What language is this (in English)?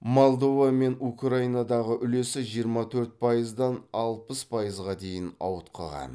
Kazakh